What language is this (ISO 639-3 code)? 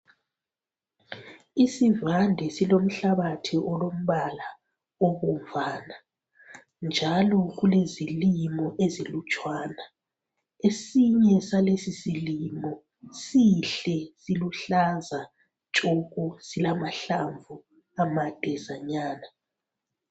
nde